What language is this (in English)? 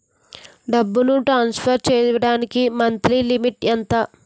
Telugu